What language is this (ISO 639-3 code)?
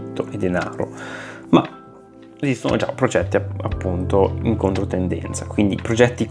ita